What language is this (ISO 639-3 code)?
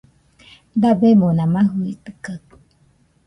hux